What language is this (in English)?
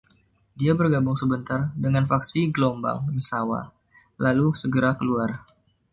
Indonesian